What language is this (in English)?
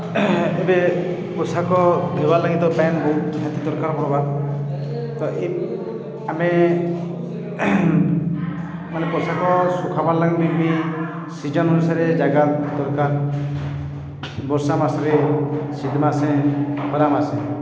Odia